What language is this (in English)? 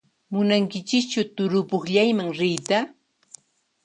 Puno Quechua